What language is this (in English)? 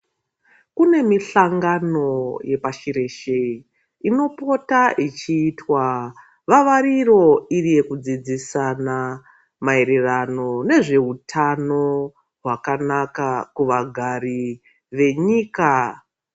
Ndau